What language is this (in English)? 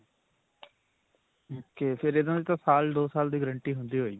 Punjabi